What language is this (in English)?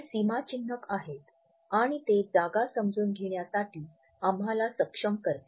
Marathi